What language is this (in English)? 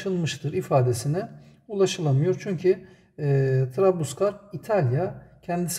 Turkish